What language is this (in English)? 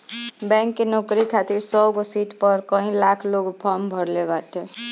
Bhojpuri